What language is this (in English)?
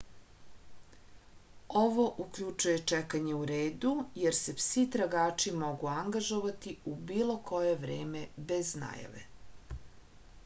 Serbian